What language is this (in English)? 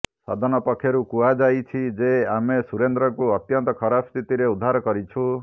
Odia